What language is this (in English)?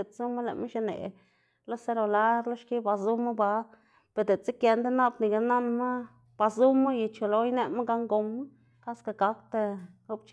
Xanaguía Zapotec